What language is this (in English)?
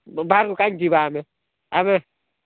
Odia